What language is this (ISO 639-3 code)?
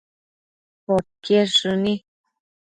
mcf